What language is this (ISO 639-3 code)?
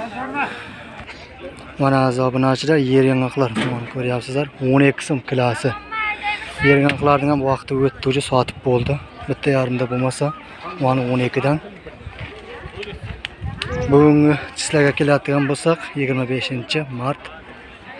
tur